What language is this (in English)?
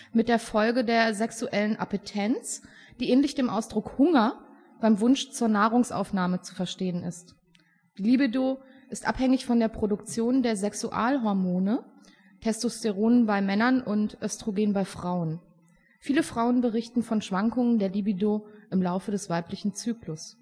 German